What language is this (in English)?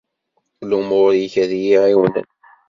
Kabyle